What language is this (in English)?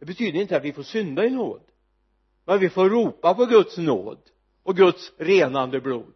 Swedish